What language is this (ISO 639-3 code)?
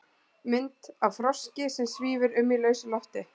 isl